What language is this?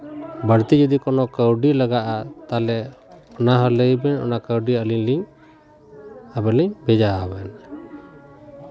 Santali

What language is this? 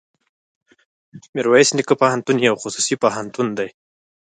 Pashto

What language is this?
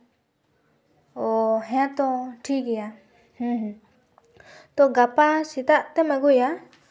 Santali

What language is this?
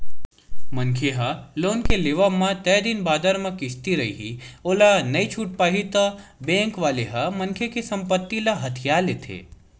Chhattisgarhi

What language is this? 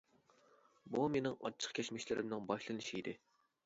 Uyghur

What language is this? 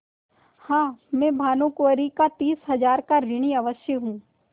Hindi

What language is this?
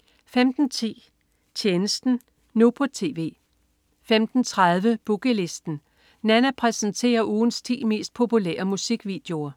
Danish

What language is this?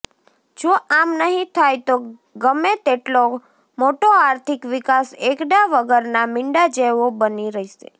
Gujarati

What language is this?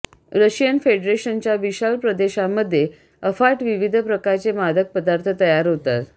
Marathi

